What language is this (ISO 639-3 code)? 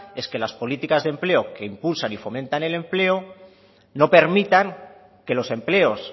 spa